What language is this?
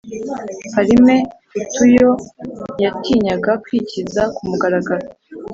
Kinyarwanda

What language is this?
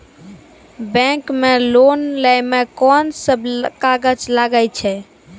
Maithili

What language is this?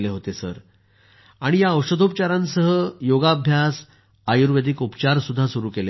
Marathi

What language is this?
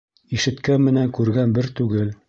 Bashkir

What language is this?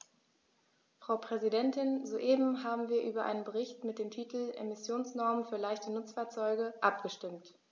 German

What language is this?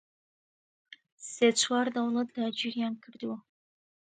Central Kurdish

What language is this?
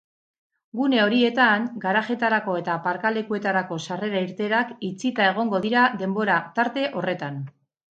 Basque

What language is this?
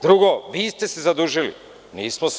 Serbian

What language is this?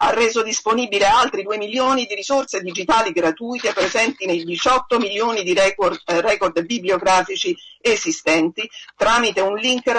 Italian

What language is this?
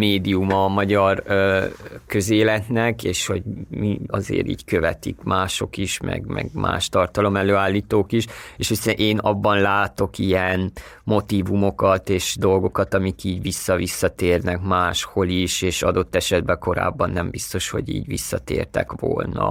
Hungarian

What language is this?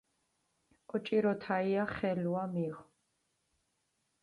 Mingrelian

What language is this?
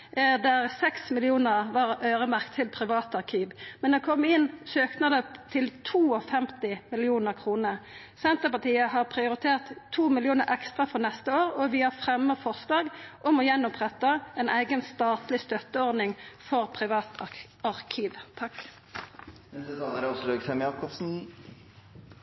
Norwegian Nynorsk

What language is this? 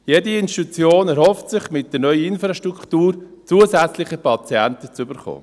Swiss German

